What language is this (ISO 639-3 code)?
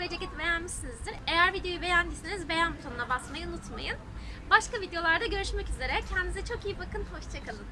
tur